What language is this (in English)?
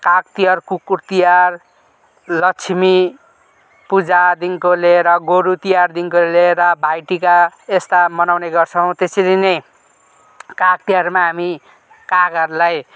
Nepali